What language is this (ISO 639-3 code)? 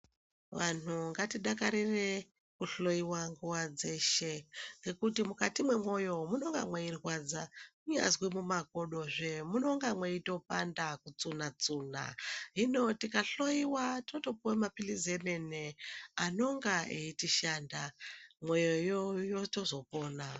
ndc